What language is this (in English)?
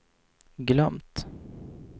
Swedish